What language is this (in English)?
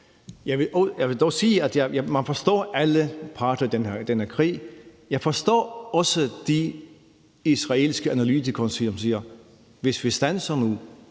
Danish